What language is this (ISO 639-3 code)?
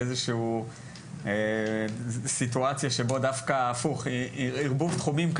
heb